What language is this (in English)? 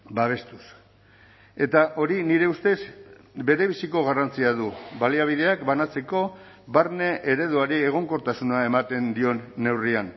Basque